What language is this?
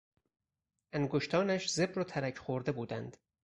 Persian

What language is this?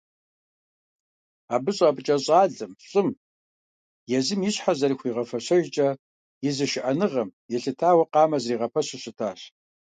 Kabardian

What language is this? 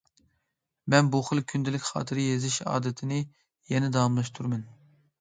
Uyghur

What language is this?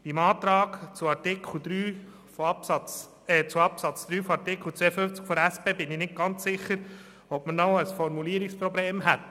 Swiss German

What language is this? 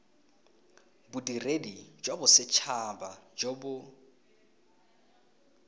Tswana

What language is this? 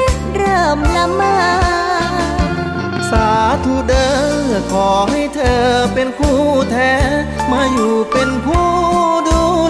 Thai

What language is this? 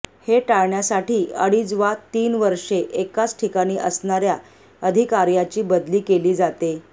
Marathi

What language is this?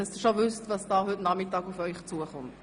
Swiss German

